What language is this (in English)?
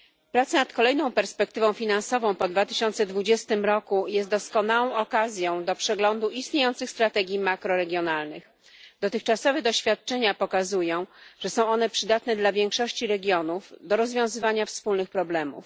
Polish